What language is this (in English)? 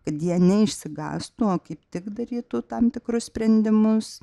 Lithuanian